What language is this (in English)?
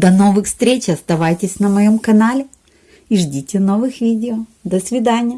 Russian